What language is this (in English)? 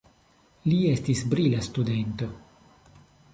Esperanto